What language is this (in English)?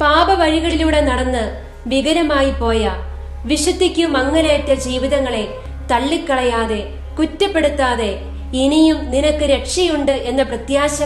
Malayalam